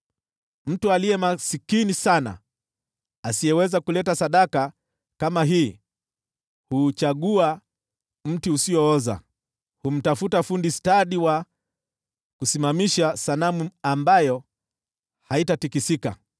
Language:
Swahili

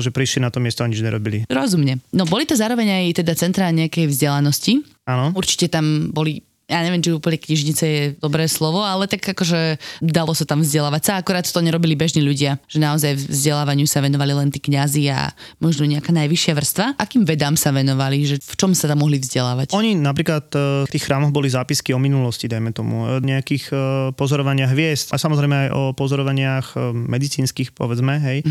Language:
Slovak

